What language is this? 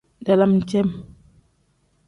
Tem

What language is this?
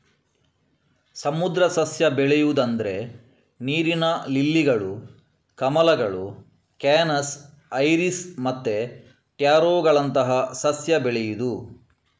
Kannada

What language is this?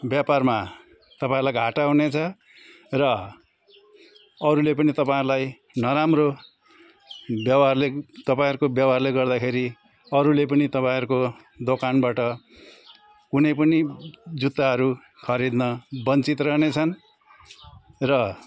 Nepali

